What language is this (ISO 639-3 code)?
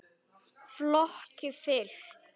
isl